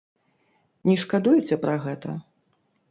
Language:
Belarusian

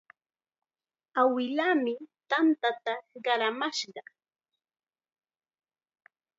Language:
Chiquián Ancash Quechua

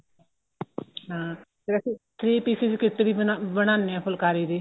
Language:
Punjabi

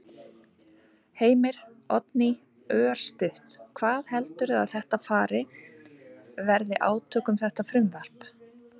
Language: Icelandic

